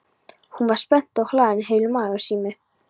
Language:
Icelandic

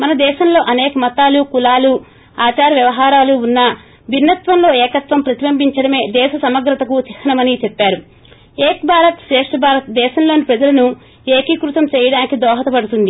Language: Telugu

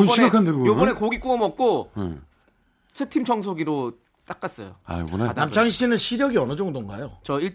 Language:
Korean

